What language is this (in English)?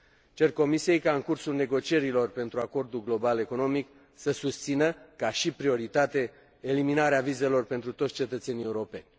Romanian